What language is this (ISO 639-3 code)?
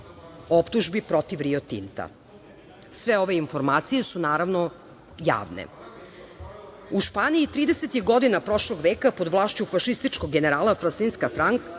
srp